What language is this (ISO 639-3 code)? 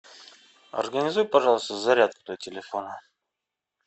rus